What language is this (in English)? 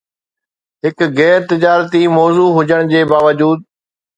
Sindhi